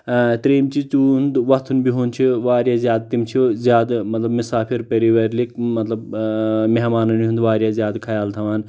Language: Kashmiri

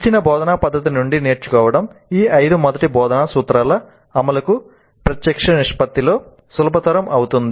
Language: Telugu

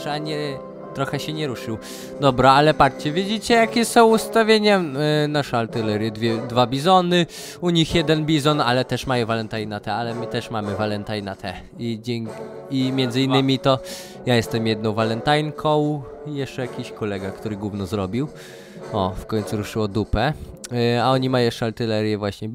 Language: Polish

